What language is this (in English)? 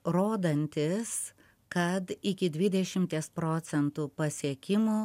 Lithuanian